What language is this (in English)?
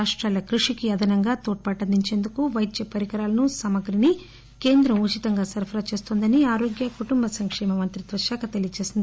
Telugu